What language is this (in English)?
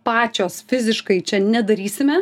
Lithuanian